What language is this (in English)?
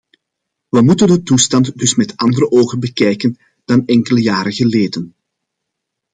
Dutch